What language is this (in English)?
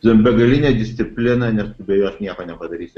Lithuanian